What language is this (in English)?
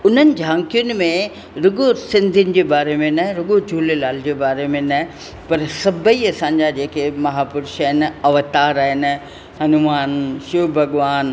Sindhi